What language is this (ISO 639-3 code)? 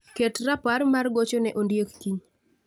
luo